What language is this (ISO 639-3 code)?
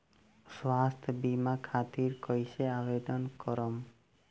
bho